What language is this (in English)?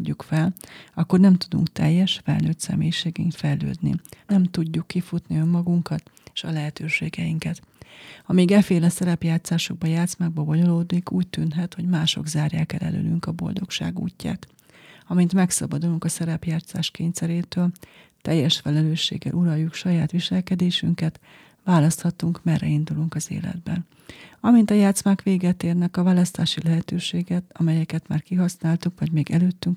Hungarian